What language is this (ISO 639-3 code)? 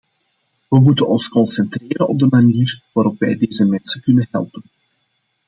nld